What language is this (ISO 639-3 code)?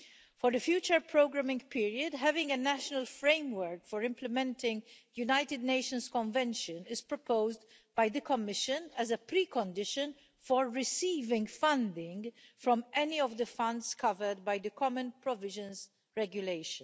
eng